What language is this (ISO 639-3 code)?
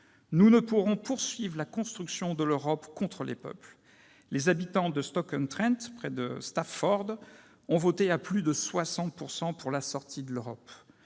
fra